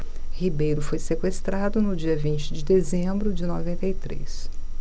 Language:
Portuguese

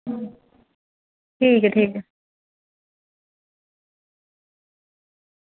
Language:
Dogri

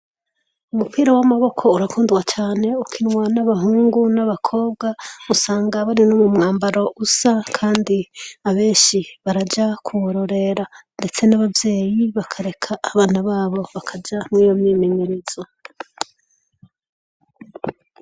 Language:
Rundi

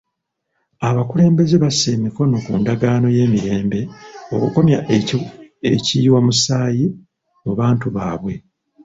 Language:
Ganda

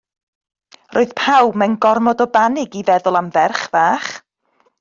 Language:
Welsh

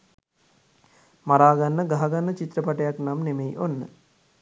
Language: Sinhala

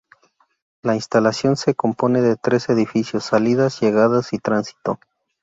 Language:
Spanish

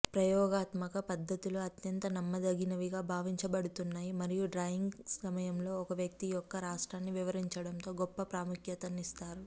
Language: Telugu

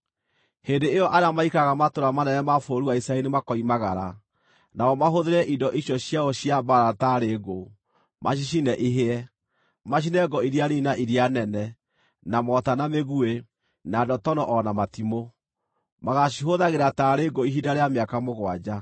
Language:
Kikuyu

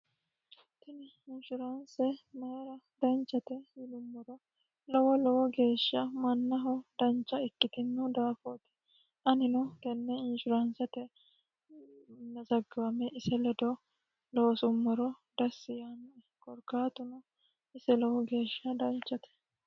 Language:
Sidamo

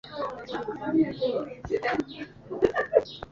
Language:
Kinyarwanda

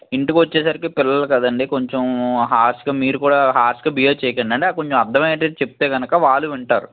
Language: Telugu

